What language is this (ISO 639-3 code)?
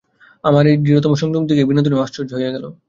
ben